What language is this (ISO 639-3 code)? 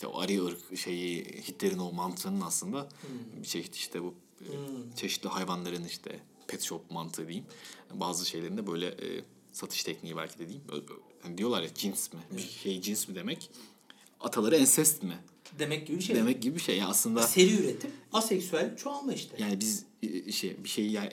tur